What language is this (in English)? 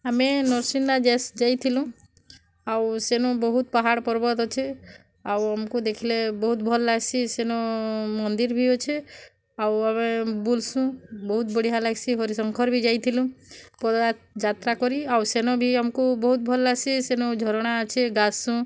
Odia